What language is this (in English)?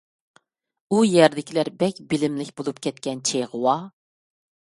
Uyghur